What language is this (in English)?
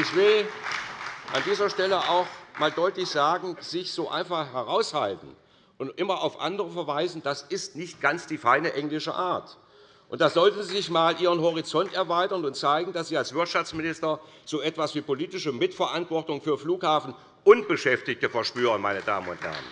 German